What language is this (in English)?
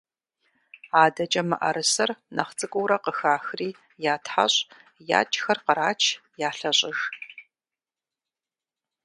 Kabardian